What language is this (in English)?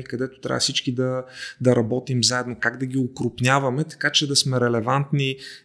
Bulgarian